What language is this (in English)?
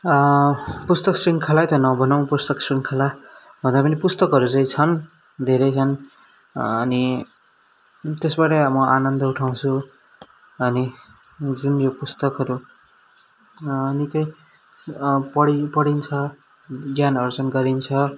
Nepali